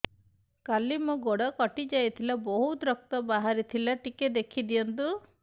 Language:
Odia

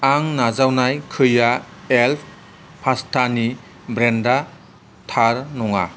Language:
Bodo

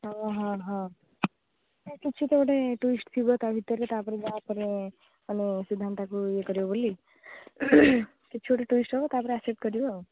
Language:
Odia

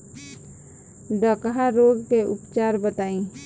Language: Bhojpuri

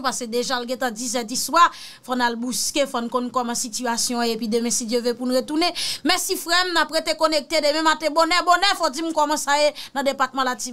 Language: French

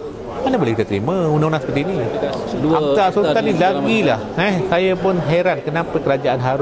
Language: Malay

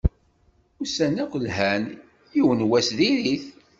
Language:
Kabyle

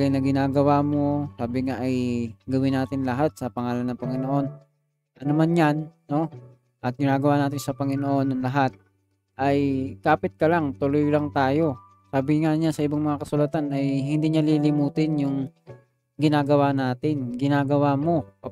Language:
Filipino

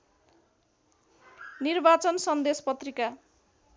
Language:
Nepali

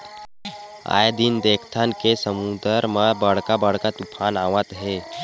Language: Chhattisgarhi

